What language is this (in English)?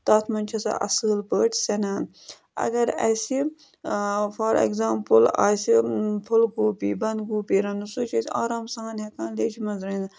Kashmiri